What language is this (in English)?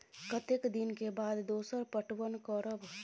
Maithili